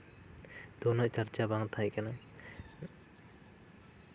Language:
Santali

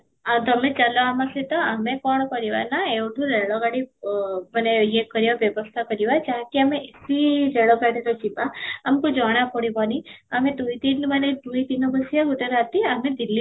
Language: Odia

